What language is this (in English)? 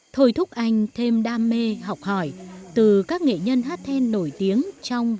Vietnamese